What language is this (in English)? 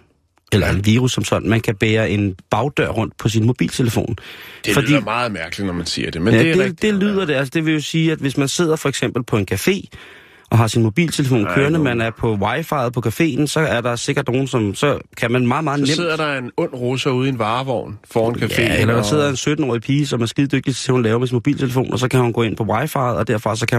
Danish